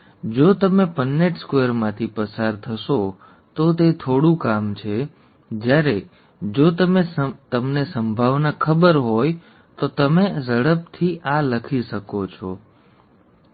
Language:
Gujarati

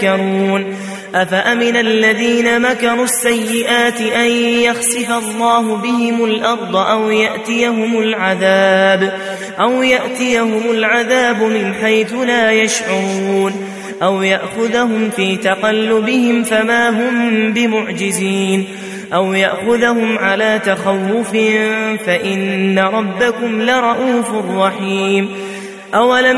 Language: Arabic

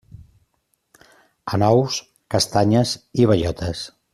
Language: Catalan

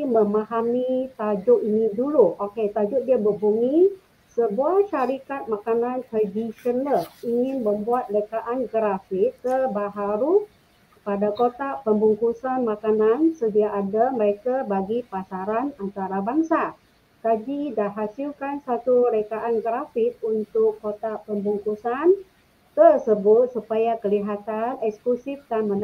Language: Malay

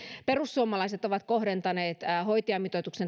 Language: Finnish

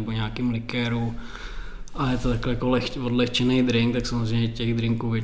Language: Czech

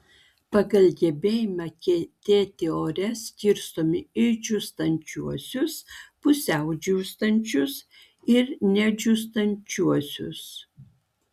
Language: Lithuanian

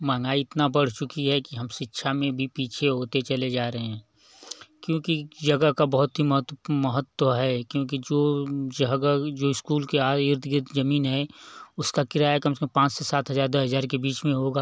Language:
Hindi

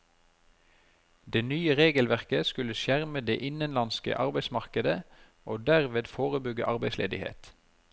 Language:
Norwegian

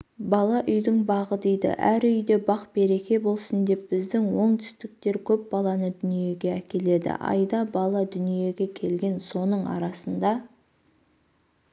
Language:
Kazakh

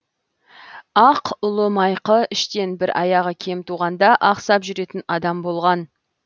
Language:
Kazakh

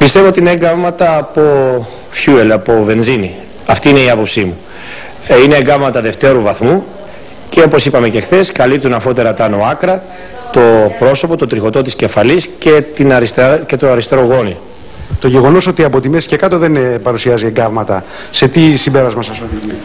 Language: Greek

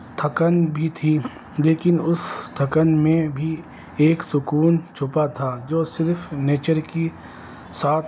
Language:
Urdu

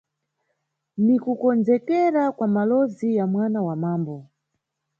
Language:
Nyungwe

